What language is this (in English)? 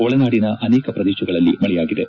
Kannada